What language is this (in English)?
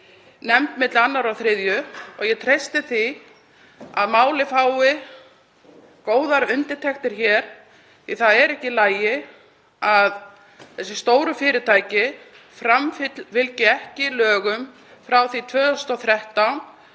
Icelandic